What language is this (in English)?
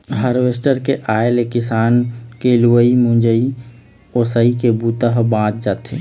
Chhattisgarhi